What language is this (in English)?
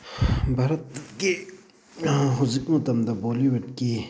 Manipuri